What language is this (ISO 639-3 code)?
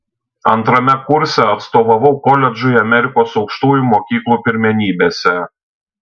lit